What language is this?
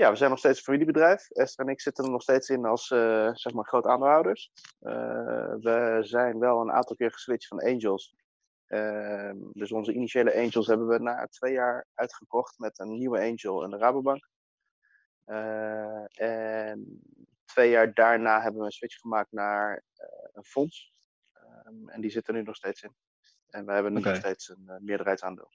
Dutch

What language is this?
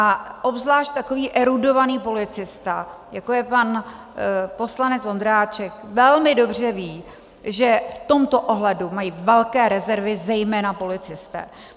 Czech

